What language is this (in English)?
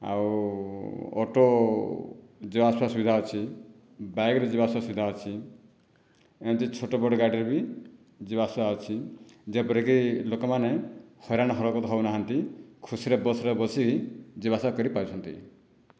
Odia